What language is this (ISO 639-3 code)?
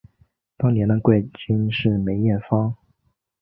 zho